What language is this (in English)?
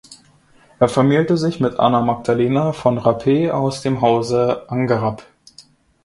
German